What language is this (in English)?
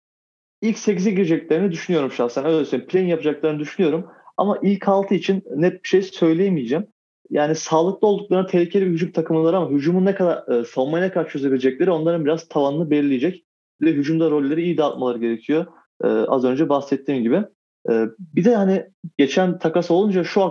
Turkish